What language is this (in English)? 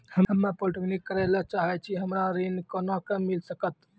Maithili